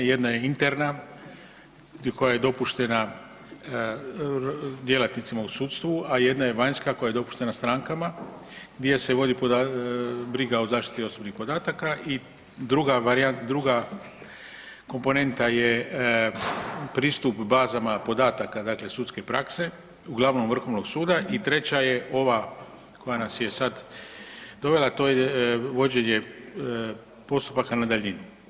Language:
Croatian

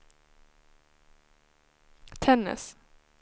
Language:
Swedish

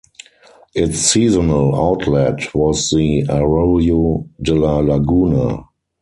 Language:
English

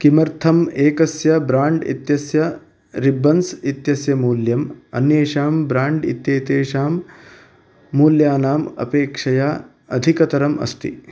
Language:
Sanskrit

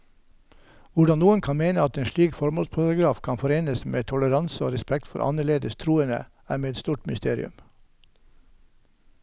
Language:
Norwegian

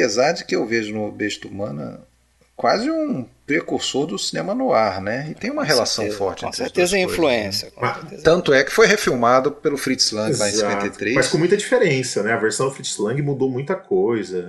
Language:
Portuguese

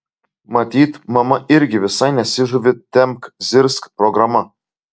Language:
Lithuanian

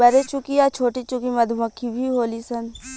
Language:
Bhojpuri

